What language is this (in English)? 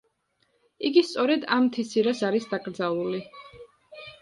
Georgian